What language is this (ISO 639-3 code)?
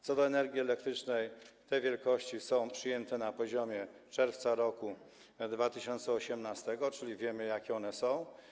pol